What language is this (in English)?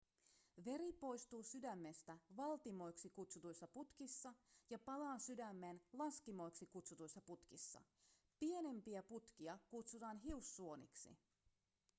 Finnish